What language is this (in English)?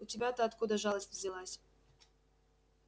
Russian